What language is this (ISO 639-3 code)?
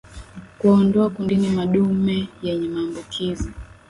swa